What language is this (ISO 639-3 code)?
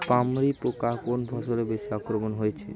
ben